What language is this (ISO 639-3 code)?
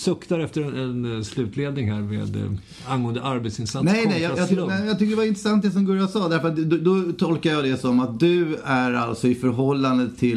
swe